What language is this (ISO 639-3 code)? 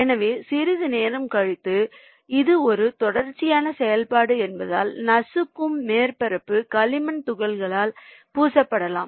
tam